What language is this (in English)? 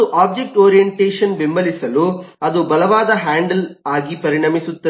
Kannada